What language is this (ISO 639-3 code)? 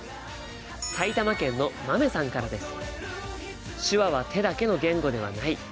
jpn